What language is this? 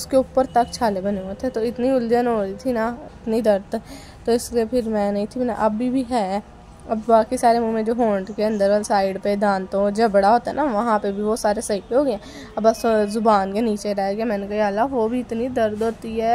Hindi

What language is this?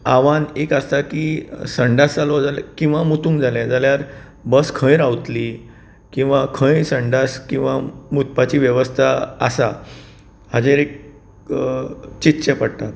Konkani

